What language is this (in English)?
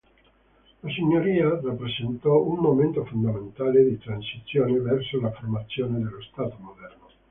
Italian